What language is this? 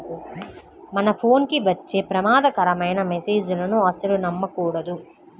Telugu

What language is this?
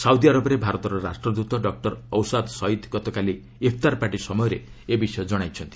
Odia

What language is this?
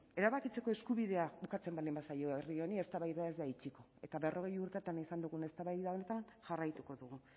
Basque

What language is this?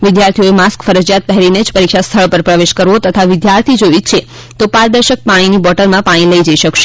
Gujarati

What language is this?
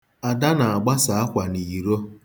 Igbo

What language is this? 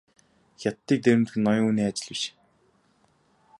Mongolian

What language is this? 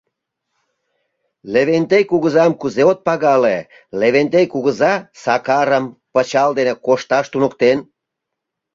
Mari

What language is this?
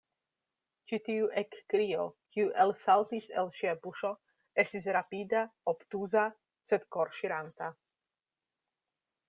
Esperanto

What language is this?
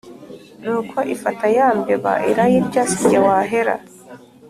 Kinyarwanda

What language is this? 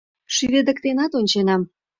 Mari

